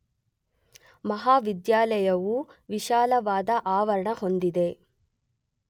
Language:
Kannada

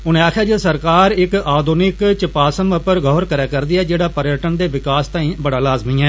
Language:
Dogri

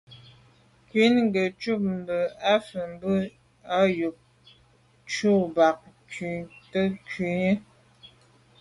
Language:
Medumba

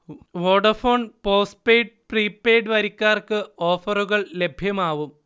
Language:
Malayalam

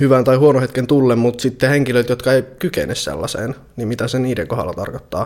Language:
Finnish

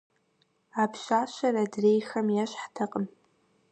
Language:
Kabardian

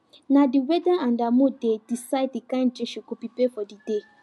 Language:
Nigerian Pidgin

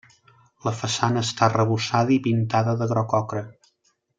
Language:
Catalan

